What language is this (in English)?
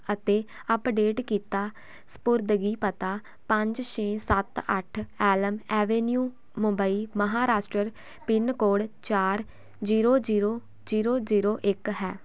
Punjabi